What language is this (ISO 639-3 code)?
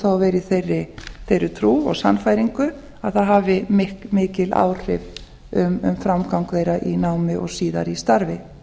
isl